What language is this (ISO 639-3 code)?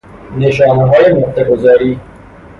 fas